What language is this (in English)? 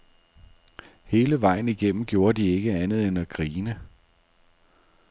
Danish